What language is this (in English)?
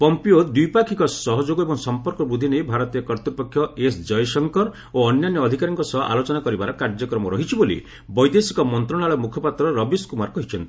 Odia